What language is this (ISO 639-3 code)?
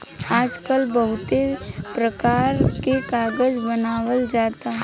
bho